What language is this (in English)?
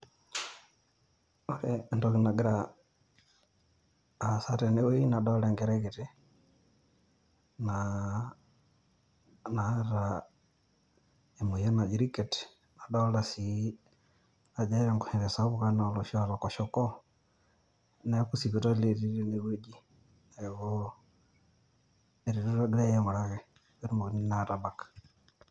Masai